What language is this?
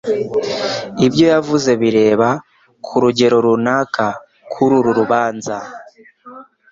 Kinyarwanda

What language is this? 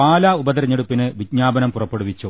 Malayalam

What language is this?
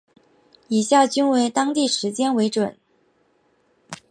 Chinese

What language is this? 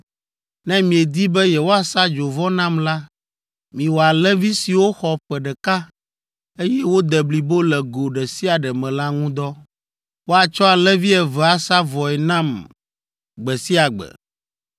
Ewe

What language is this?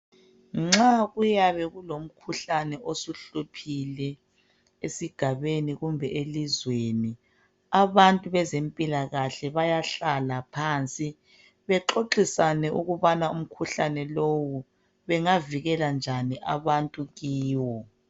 North Ndebele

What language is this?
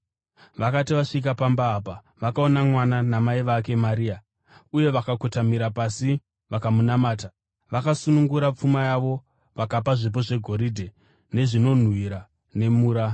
Shona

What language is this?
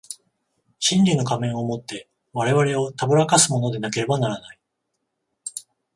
Japanese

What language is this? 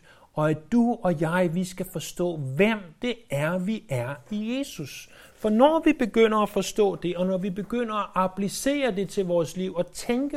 Danish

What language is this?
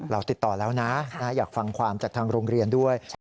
Thai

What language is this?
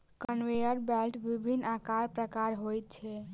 Maithili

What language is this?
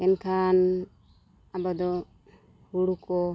Santali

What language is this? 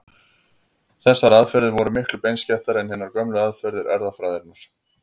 Icelandic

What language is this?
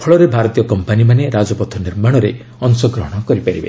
Odia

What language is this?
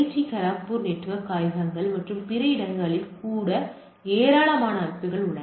Tamil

